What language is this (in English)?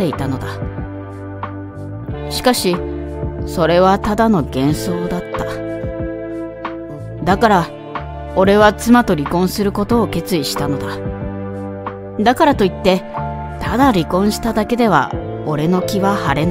Japanese